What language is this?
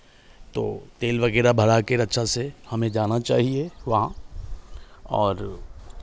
Hindi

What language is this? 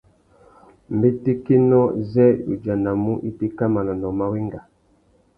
Tuki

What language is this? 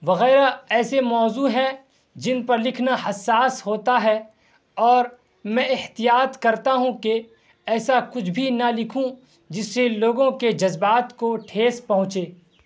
Urdu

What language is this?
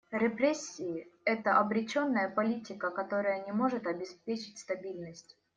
Russian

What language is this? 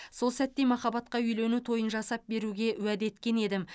Kazakh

